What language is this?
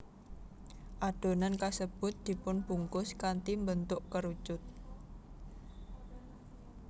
Javanese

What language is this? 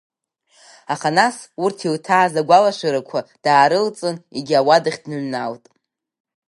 Abkhazian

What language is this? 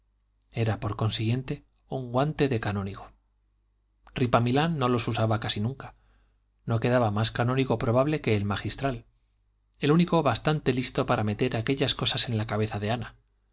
Spanish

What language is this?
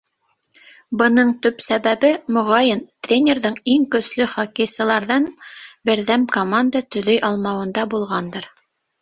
Bashkir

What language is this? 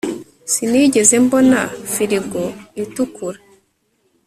Kinyarwanda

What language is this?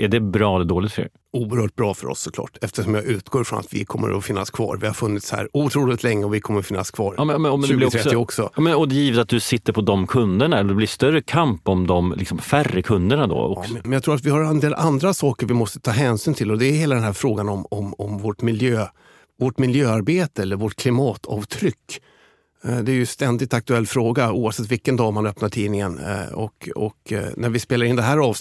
Swedish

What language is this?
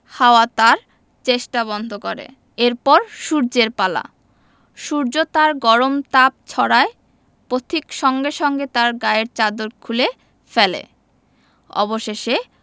Bangla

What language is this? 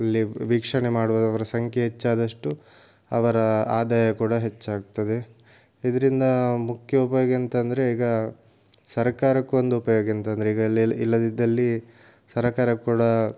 Kannada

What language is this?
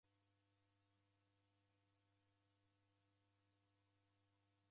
Taita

